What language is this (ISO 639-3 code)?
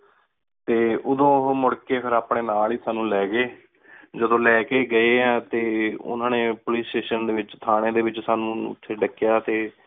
pan